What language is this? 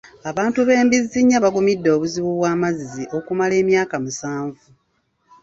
Ganda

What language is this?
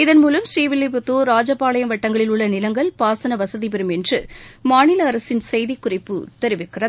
Tamil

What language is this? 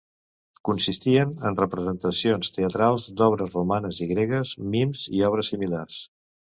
Catalan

